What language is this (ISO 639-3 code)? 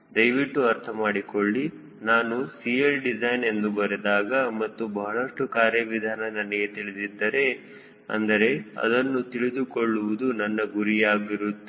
kan